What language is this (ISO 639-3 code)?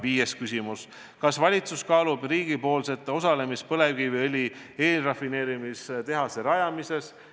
est